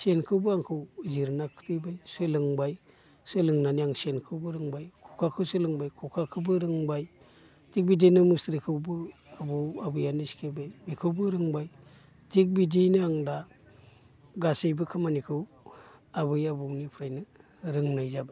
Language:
Bodo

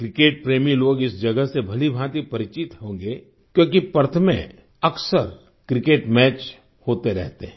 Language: Hindi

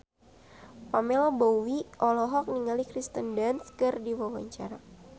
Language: Sundanese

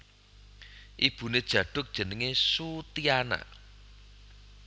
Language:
Javanese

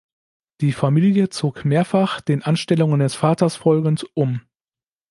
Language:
German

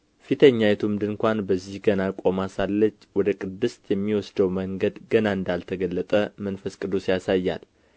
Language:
Amharic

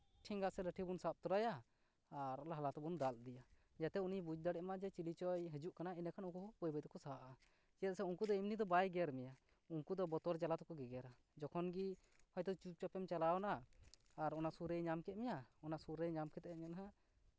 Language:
Santali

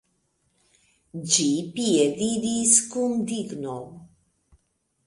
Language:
Esperanto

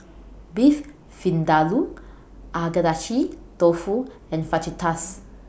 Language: English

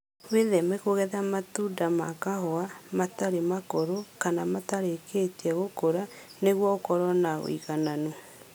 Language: Kikuyu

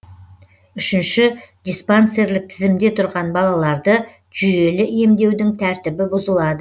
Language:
Kazakh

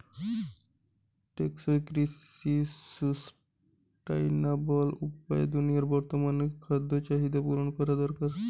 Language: Bangla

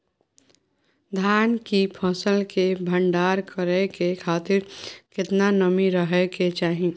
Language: Maithili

